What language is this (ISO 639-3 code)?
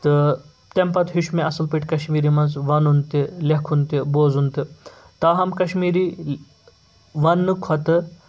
kas